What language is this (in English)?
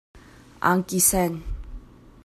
Hakha Chin